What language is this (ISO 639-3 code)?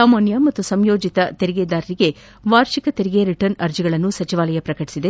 kan